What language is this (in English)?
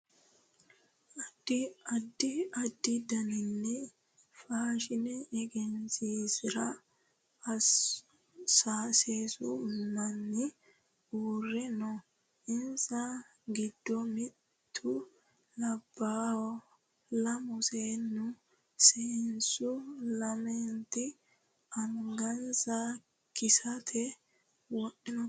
Sidamo